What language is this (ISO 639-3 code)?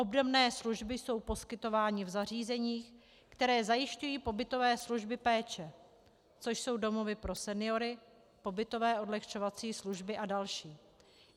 ces